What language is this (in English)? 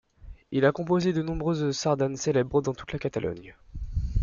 French